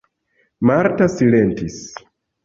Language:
Esperanto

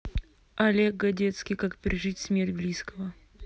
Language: Russian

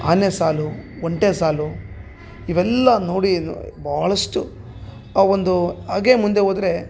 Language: Kannada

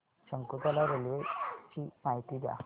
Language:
Marathi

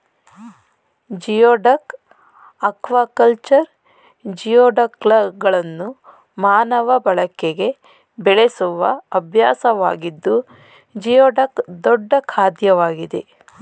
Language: Kannada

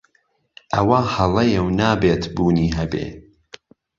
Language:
Central Kurdish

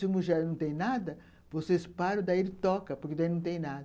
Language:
Portuguese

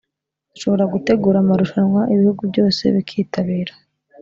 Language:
Kinyarwanda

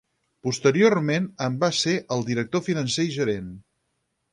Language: Catalan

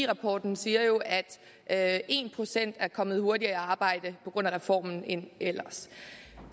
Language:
Danish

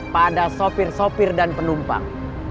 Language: Indonesian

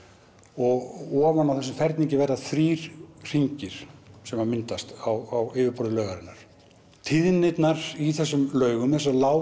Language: Icelandic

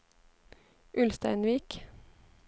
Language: Norwegian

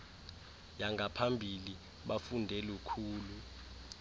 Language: Xhosa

